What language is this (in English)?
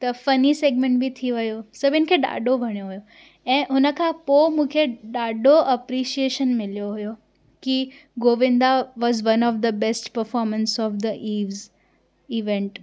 Sindhi